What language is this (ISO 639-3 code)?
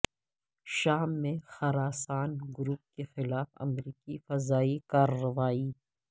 urd